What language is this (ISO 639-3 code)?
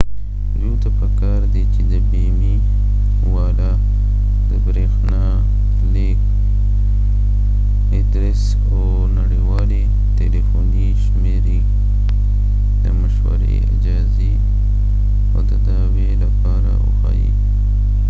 pus